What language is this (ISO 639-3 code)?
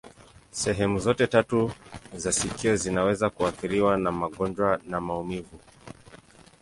swa